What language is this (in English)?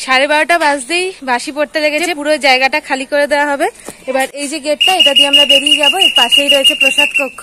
Hindi